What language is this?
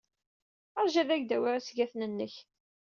Kabyle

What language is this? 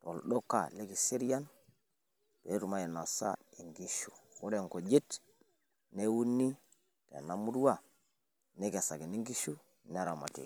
Masai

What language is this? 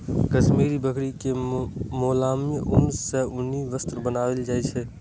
Maithili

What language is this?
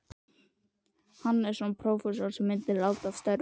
Icelandic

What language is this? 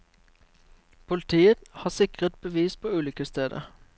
Norwegian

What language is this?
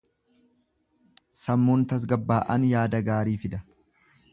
Oromo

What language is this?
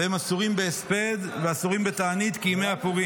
Hebrew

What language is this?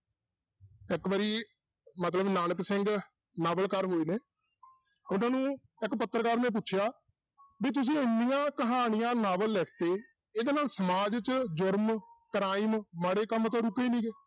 Punjabi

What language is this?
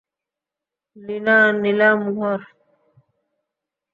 Bangla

